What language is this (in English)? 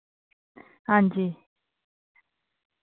Dogri